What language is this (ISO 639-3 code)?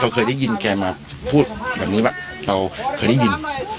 tha